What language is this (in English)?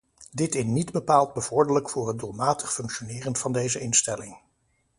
Dutch